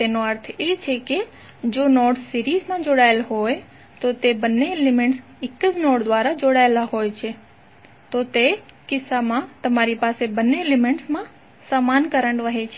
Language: Gujarati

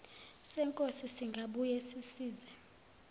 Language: Zulu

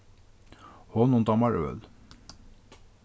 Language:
Faroese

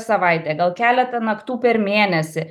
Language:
Lithuanian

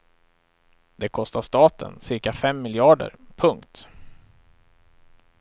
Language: Swedish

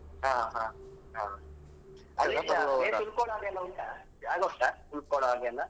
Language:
Kannada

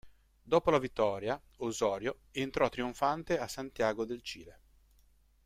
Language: Italian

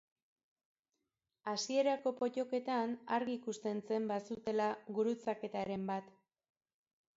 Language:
Basque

